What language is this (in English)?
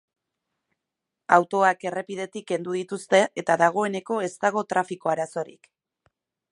Basque